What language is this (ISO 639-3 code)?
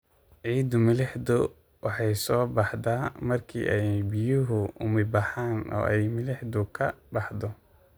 som